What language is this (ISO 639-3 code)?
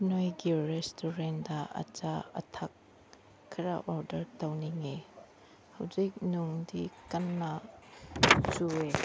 mni